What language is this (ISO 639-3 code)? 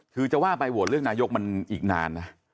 tha